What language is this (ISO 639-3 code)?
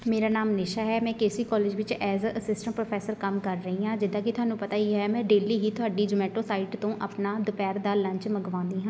pan